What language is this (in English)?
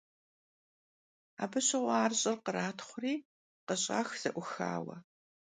Kabardian